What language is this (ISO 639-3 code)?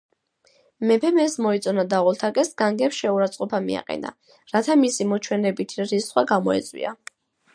kat